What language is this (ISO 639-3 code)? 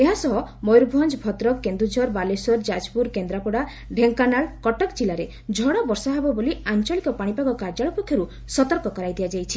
ori